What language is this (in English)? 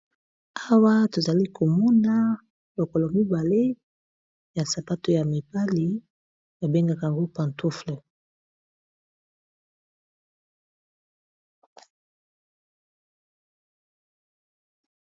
Lingala